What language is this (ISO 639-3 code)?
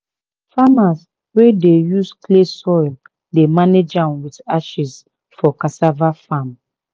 pcm